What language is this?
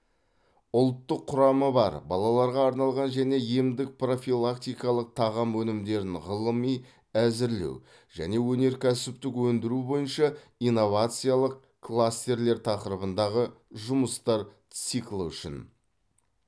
Kazakh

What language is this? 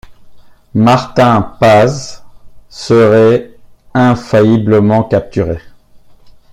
French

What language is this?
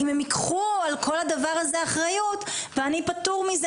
Hebrew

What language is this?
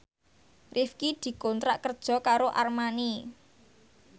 Javanese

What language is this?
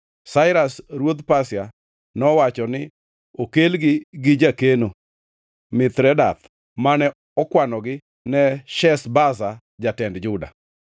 Luo (Kenya and Tanzania)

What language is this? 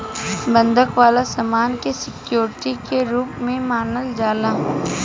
Bhojpuri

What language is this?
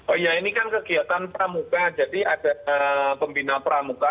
Indonesian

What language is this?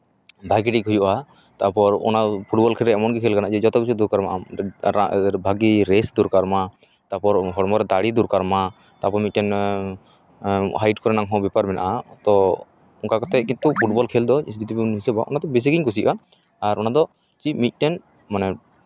Santali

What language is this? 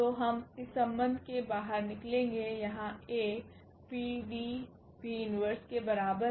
Hindi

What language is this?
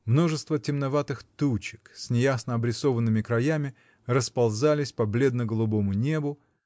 Russian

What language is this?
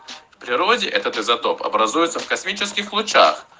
Russian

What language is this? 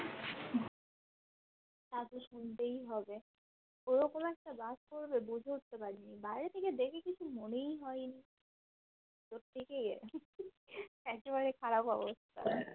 Bangla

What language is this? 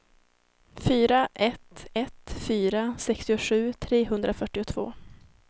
Swedish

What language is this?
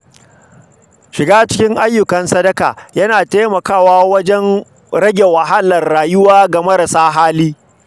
Hausa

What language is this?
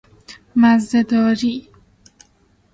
Persian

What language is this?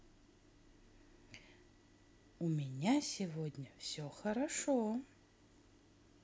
Russian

